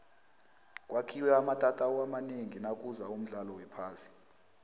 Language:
South Ndebele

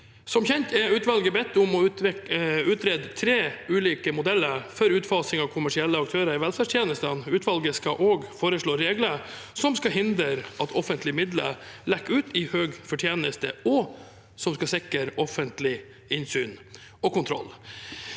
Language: Norwegian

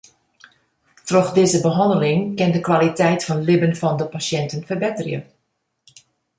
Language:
Western Frisian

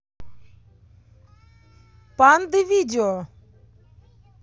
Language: Russian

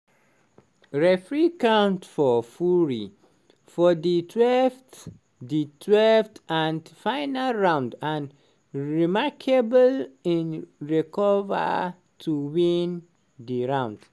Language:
Nigerian Pidgin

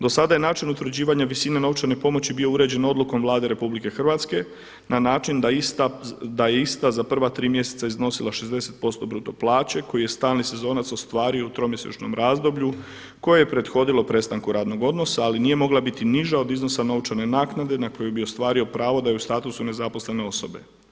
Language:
Croatian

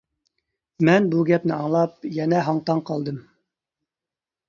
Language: Uyghur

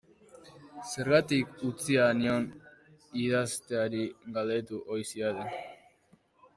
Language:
Basque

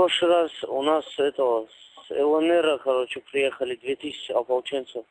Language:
Russian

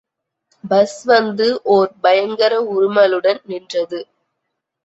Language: Tamil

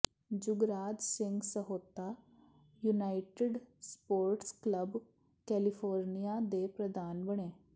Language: Punjabi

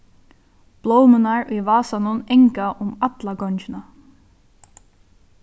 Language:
Faroese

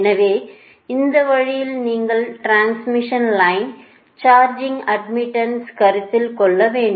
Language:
Tamil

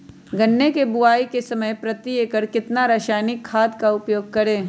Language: Magahi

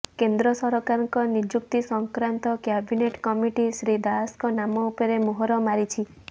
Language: Odia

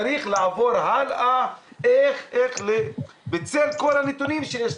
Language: Hebrew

